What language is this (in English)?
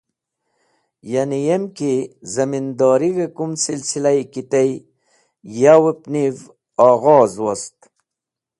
Wakhi